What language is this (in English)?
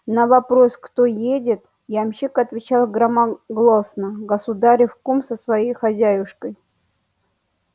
Russian